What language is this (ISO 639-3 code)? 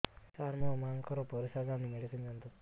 ori